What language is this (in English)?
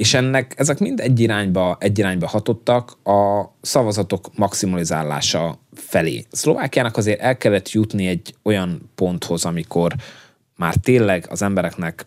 Hungarian